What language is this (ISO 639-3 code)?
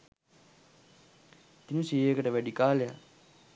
sin